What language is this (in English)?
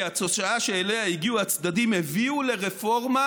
Hebrew